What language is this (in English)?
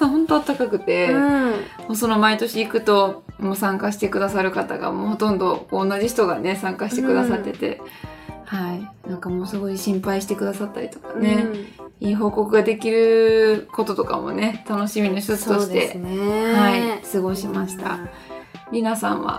Japanese